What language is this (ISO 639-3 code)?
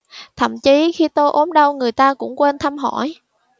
vie